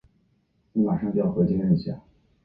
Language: Chinese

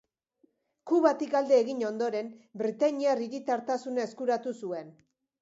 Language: Basque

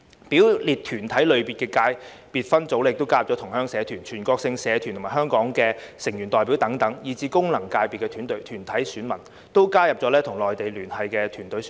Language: Cantonese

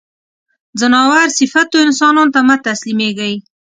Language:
Pashto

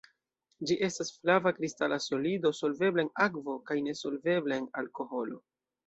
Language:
Esperanto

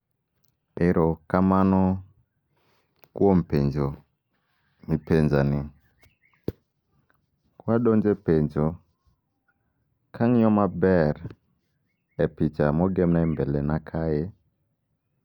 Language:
Luo (Kenya and Tanzania)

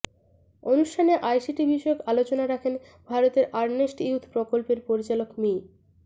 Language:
Bangla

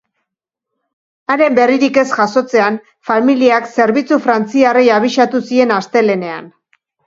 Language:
Basque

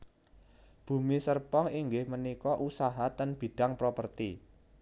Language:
Javanese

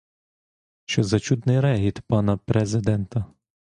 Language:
Ukrainian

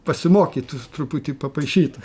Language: Lithuanian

